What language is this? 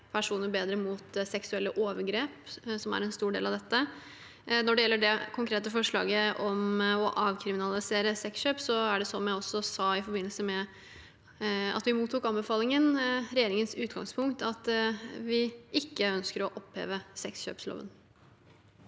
Norwegian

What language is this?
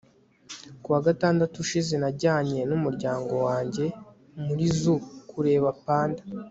Kinyarwanda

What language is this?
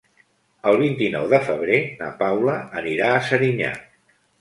Catalan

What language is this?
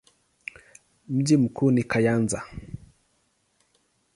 Swahili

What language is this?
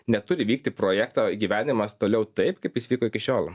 Lithuanian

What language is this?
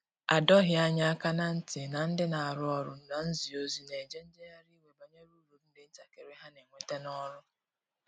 Igbo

